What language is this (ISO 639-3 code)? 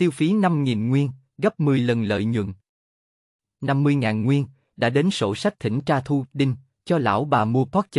vie